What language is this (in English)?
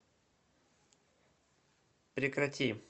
Russian